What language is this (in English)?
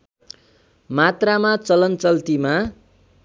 Nepali